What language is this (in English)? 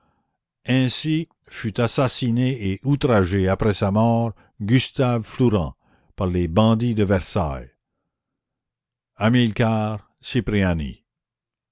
French